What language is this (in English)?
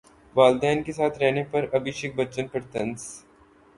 Urdu